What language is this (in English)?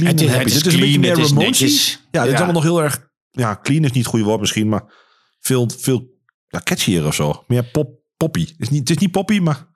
Dutch